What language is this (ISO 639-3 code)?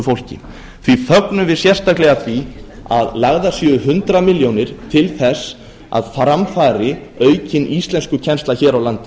isl